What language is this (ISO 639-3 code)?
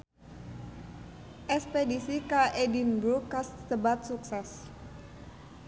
sun